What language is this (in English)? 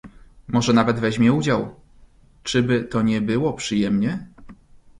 Polish